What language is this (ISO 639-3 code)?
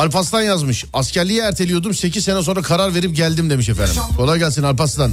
tur